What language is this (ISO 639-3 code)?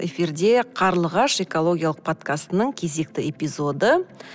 kaz